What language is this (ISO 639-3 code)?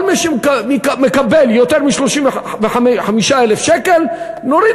heb